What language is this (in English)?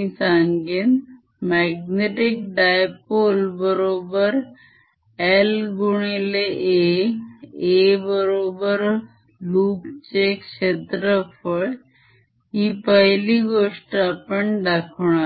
Marathi